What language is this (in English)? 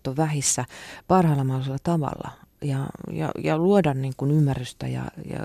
Finnish